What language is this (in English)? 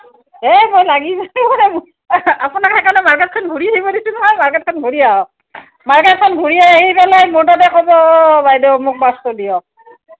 Assamese